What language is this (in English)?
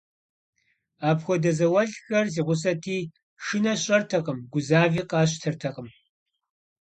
Kabardian